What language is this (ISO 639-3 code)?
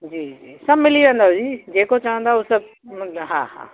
snd